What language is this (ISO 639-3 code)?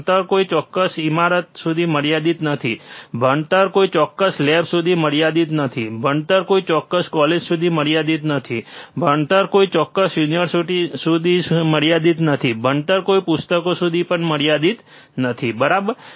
guj